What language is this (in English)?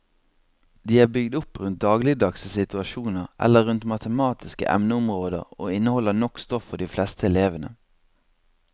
Norwegian